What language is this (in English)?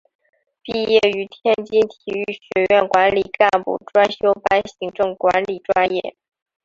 Chinese